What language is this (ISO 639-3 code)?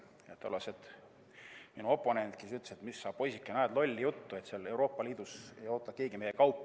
est